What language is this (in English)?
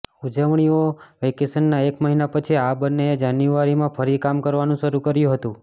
Gujarati